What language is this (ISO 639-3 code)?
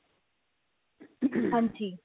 pan